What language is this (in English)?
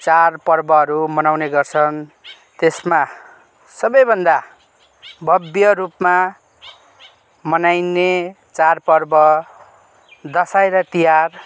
Nepali